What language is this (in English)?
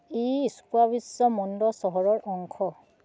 Assamese